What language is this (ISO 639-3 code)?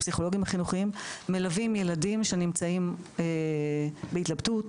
heb